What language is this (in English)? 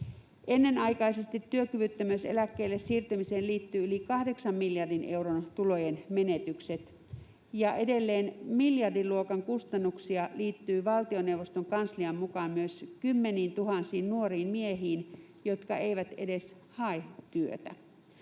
Finnish